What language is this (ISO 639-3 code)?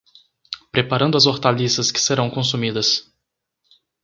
por